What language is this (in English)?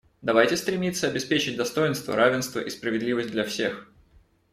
Russian